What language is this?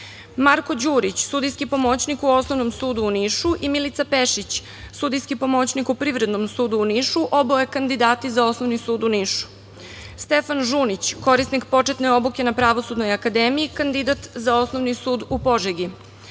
Serbian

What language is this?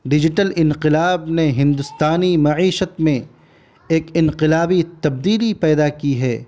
Urdu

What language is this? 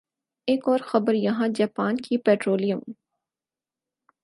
Urdu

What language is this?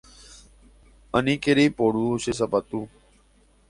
Guarani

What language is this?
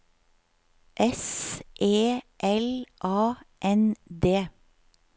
Norwegian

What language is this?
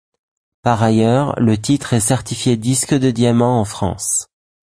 French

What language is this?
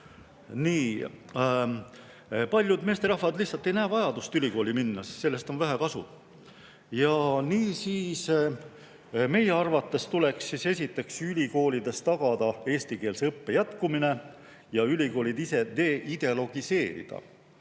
Estonian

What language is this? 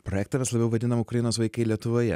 Lithuanian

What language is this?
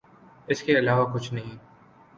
Urdu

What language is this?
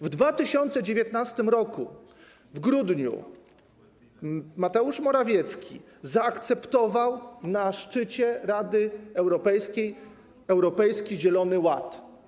Polish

